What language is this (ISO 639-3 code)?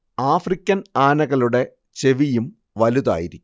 mal